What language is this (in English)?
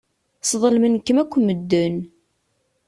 Kabyle